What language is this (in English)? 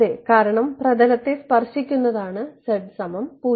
Malayalam